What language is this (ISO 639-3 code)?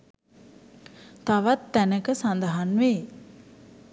sin